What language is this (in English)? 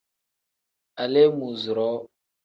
Tem